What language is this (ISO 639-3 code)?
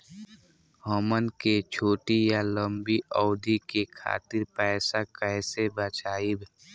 bho